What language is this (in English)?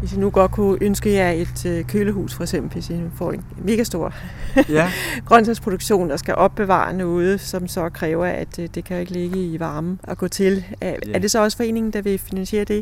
Danish